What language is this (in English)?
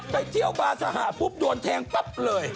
Thai